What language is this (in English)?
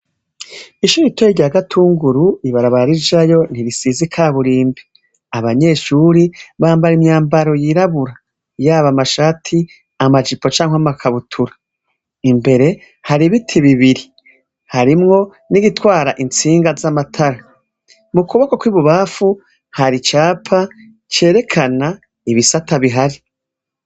Rundi